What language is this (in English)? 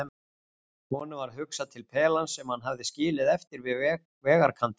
Icelandic